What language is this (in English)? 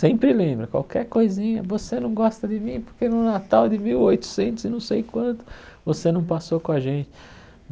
Portuguese